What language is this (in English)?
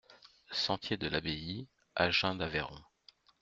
French